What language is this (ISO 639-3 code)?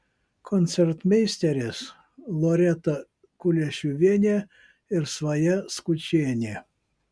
lit